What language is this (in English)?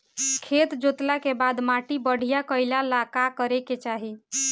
Bhojpuri